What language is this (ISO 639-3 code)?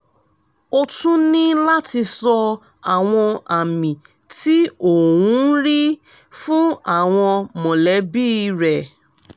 yor